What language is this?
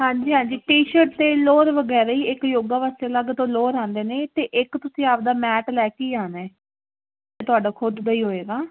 Punjabi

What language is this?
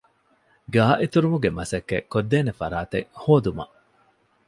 Divehi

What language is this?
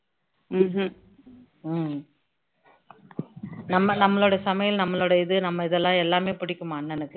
Tamil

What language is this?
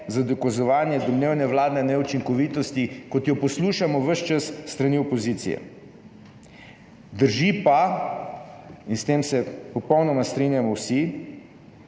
Slovenian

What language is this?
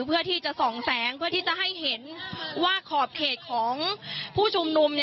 Thai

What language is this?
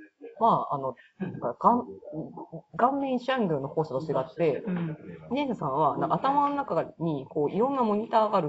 Japanese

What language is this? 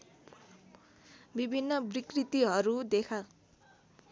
Nepali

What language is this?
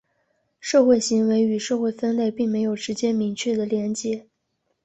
Chinese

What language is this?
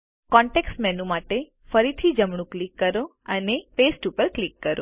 Gujarati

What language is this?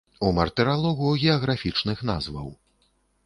Belarusian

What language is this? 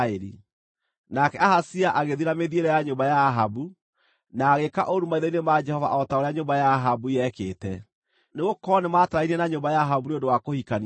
Kikuyu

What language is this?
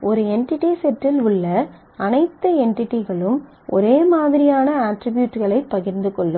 Tamil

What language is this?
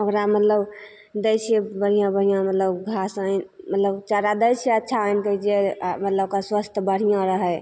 Maithili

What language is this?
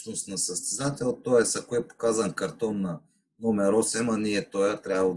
Bulgarian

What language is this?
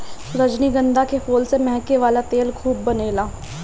Bhojpuri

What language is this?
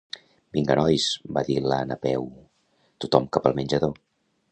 Catalan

